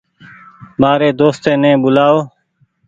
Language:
Goaria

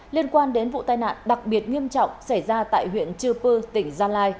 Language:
Vietnamese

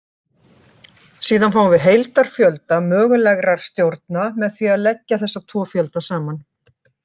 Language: Icelandic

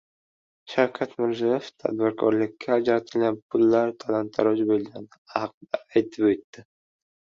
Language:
Uzbek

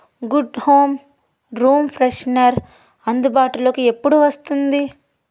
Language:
Telugu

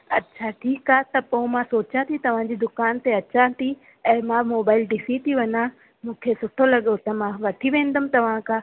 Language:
Sindhi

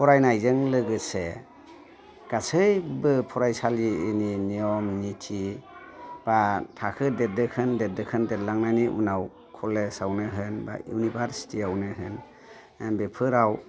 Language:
Bodo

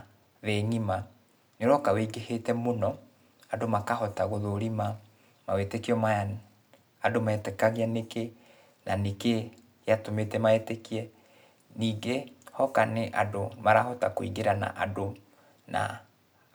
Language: Kikuyu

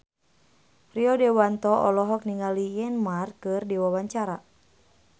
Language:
Sundanese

